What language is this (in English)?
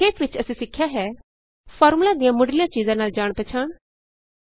Punjabi